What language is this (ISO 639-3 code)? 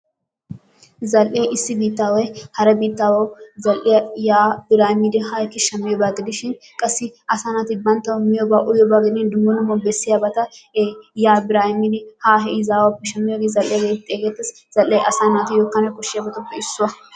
wal